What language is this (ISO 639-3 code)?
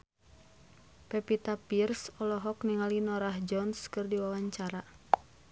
sun